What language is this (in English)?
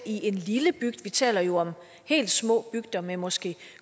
Danish